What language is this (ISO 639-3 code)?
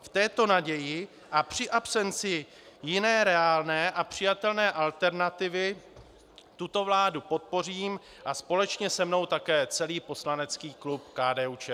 ces